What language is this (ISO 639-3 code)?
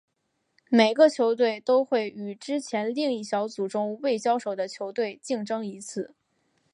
zho